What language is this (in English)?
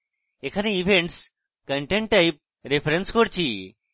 Bangla